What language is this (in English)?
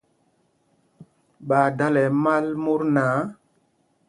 Mpumpong